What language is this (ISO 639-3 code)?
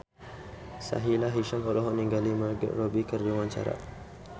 sun